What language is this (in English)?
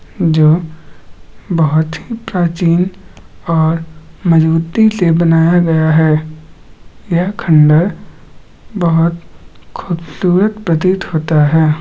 Magahi